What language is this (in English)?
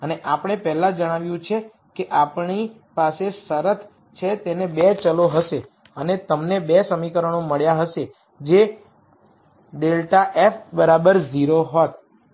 Gujarati